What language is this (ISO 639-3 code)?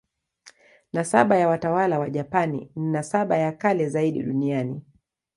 swa